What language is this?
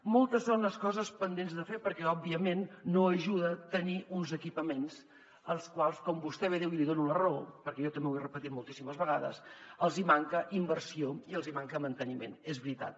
Catalan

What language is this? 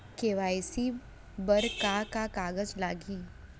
Chhattisgarhi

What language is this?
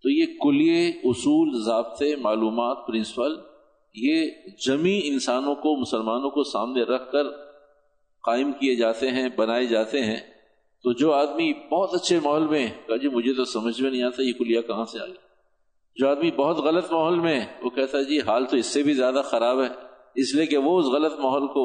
Urdu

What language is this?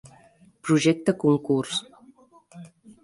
Catalan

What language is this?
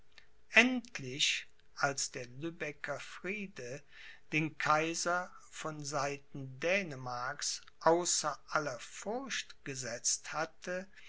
German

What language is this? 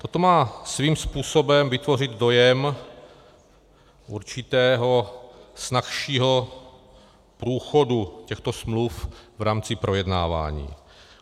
Czech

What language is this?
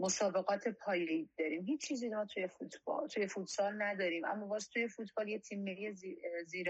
Persian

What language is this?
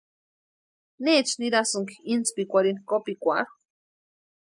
Western Highland Purepecha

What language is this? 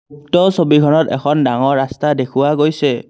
Assamese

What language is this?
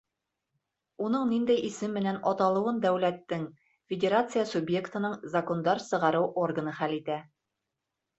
Bashkir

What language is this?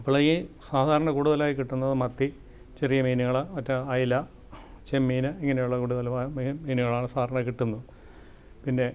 Malayalam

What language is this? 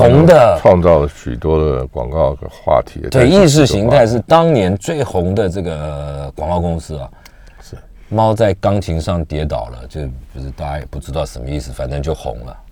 Chinese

